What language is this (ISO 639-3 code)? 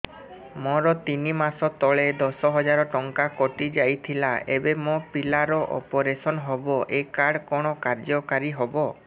ori